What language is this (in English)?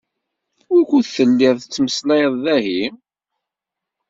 Kabyle